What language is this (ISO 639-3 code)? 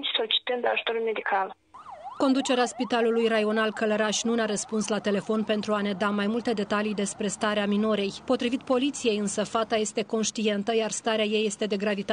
ron